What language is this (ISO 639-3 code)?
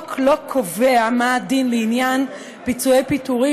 heb